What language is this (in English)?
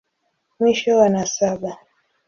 Swahili